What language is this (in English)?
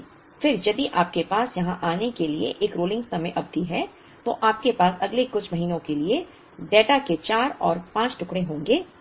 Hindi